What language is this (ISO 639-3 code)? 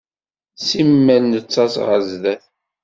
kab